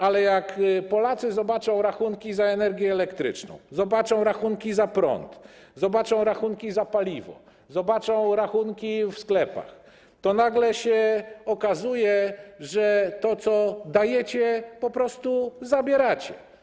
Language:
Polish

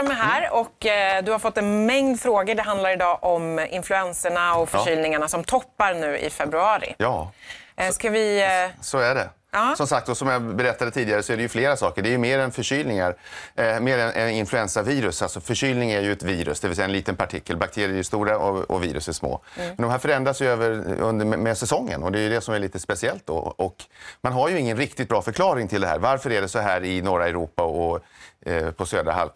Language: Swedish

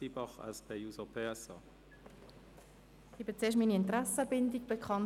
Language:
Swiss German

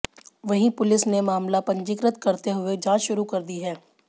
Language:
Hindi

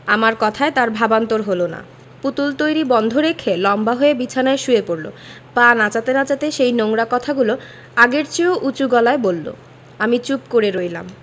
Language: Bangla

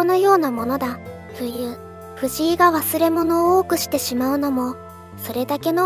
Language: Japanese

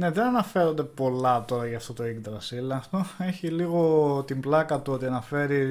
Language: Greek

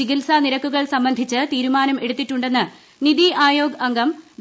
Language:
Malayalam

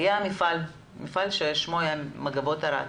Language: Hebrew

